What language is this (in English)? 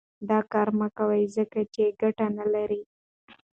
Pashto